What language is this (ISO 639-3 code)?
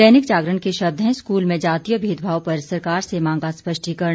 hin